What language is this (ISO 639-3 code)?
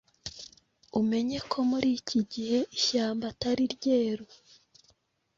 kin